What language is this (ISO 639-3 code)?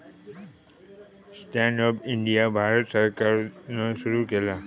mar